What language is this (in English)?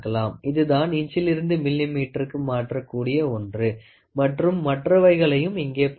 Tamil